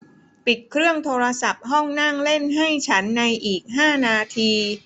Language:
Thai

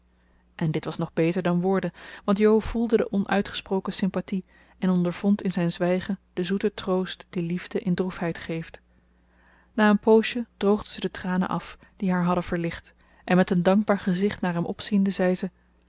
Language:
Dutch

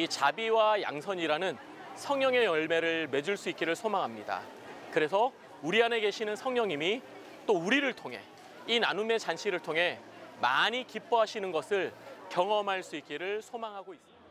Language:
Korean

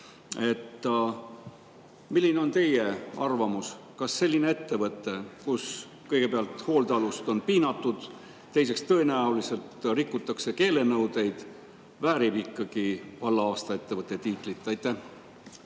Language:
Estonian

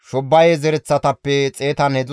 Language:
Gamo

